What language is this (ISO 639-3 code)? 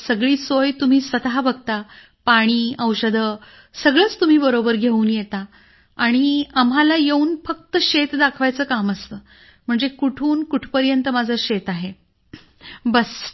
mar